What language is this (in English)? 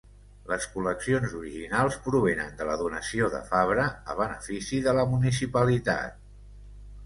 Catalan